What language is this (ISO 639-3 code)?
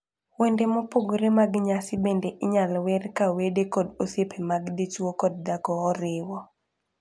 luo